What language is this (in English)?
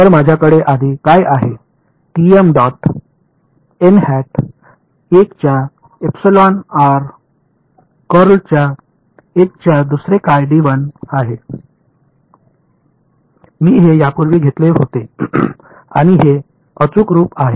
Marathi